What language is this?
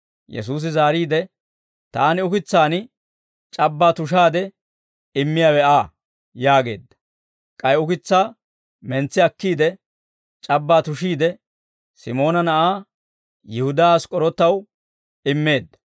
Dawro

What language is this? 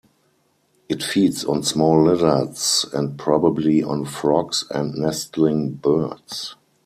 English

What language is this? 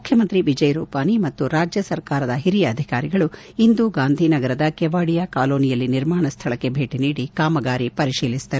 Kannada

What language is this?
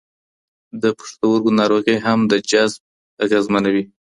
Pashto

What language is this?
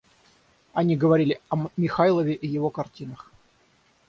Russian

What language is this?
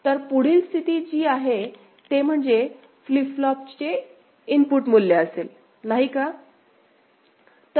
Marathi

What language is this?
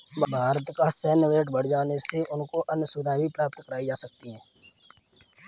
Hindi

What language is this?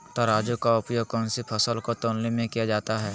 Magahi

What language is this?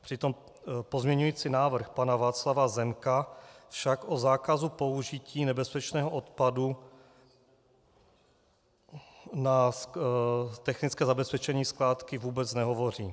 Czech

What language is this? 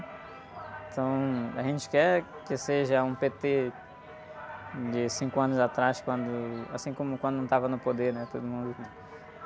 Portuguese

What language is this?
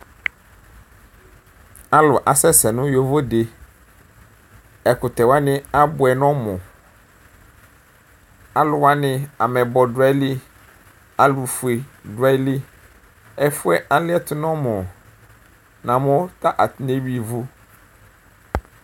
Ikposo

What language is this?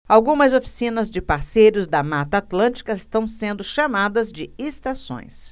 Portuguese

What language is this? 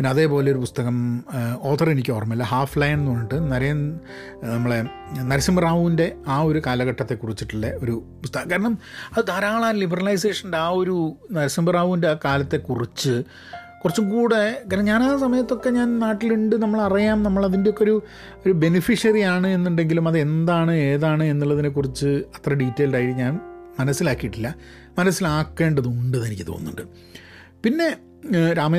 Malayalam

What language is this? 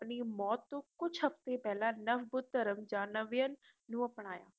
Punjabi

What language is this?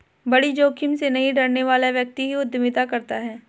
Hindi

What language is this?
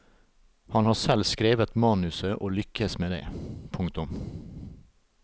Norwegian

